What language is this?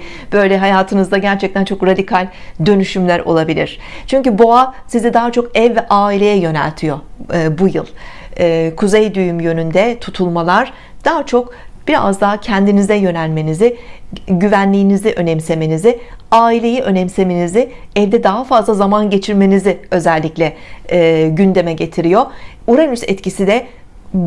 Turkish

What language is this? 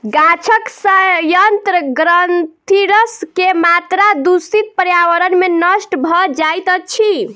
Maithili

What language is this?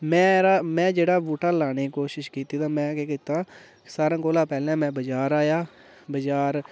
Dogri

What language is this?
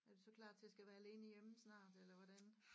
Danish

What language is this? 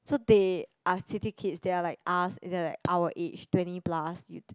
English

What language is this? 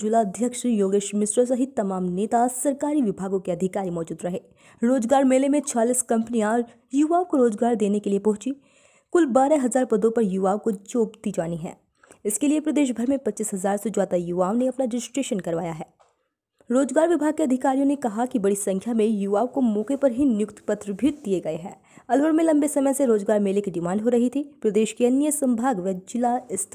Hindi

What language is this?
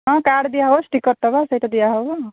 Odia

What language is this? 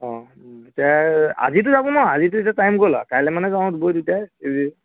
Assamese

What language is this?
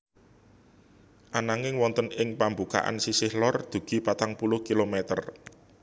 Javanese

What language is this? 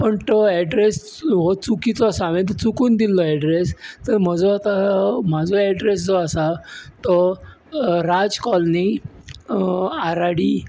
Konkani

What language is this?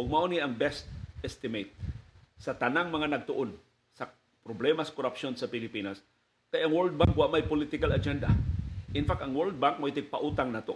Filipino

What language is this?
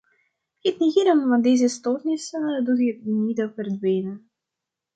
Dutch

